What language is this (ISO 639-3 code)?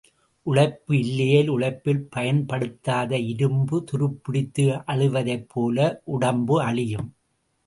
tam